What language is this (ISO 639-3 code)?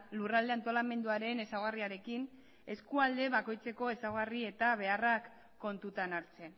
eus